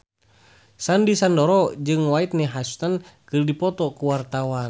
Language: Sundanese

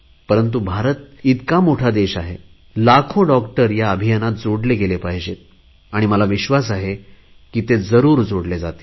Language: Marathi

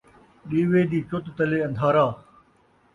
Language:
Saraiki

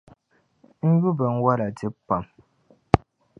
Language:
Dagbani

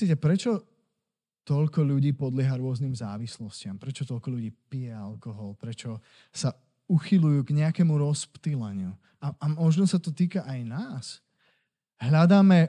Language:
Slovak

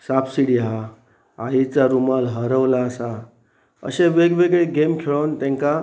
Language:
Konkani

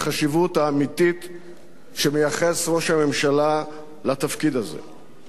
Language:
Hebrew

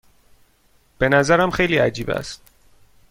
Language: Persian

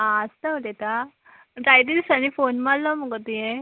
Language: Konkani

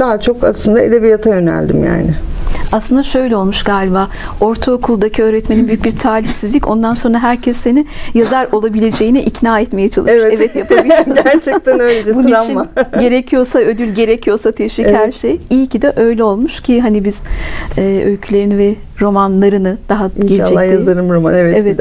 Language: Turkish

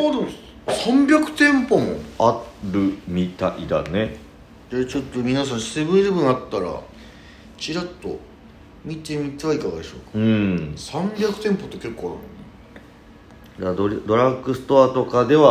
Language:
Japanese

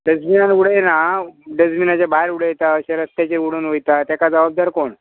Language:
Konkani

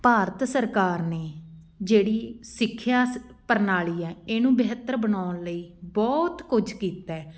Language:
Punjabi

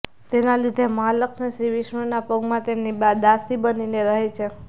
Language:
Gujarati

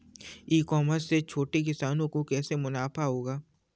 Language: Hindi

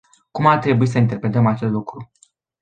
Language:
Romanian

